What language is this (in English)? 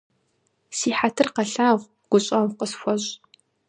Kabardian